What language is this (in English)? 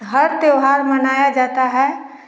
Hindi